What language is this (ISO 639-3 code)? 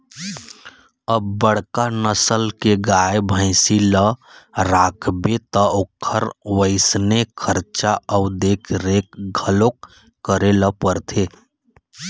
hne